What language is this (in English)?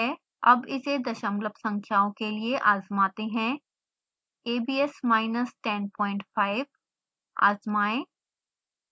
Hindi